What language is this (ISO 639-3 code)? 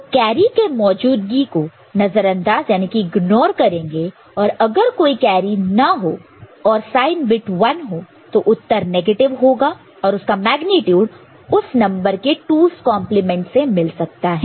hin